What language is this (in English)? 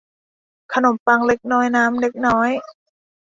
Thai